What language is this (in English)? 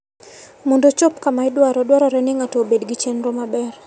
Luo (Kenya and Tanzania)